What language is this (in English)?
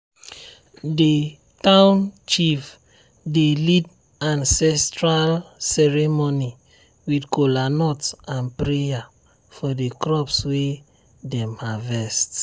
Nigerian Pidgin